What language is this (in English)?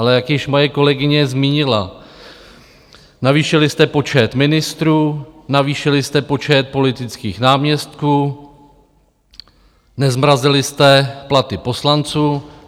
Czech